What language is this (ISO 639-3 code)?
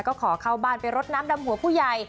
tha